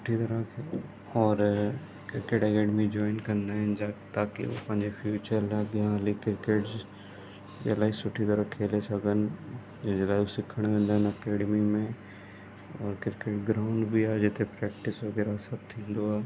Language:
Sindhi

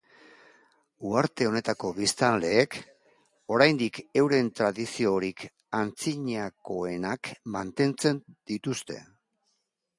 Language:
Basque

